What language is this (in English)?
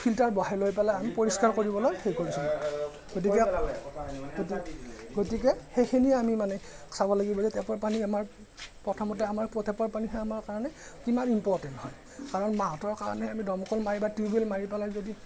Assamese